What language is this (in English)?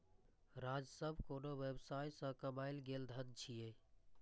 Maithili